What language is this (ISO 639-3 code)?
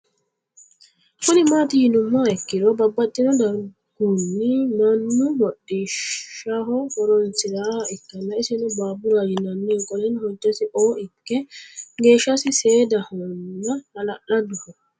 sid